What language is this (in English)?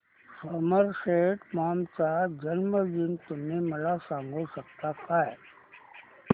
Marathi